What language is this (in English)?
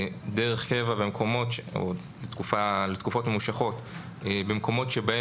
Hebrew